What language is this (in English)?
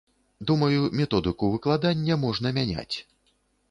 Belarusian